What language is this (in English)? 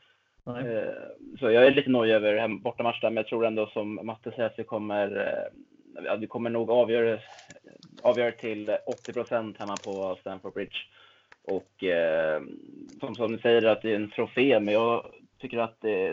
Swedish